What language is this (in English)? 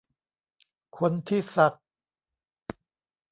Thai